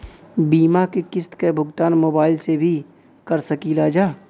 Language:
Bhojpuri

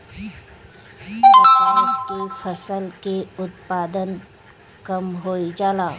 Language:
Bhojpuri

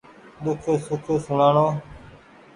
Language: Goaria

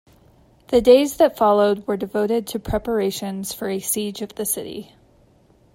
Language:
English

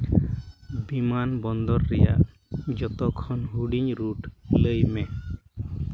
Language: Santali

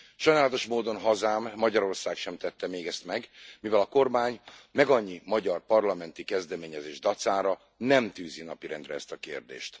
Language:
Hungarian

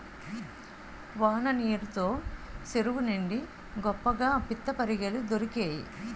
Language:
Telugu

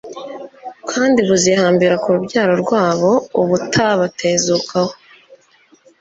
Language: Kinyarwanda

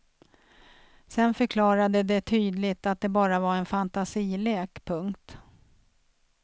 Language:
Swedish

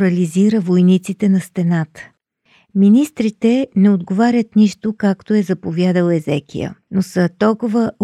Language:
Bulgarian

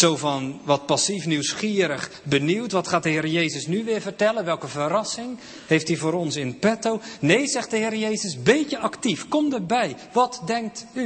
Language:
Dutch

